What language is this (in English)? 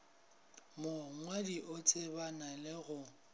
Northern Sotho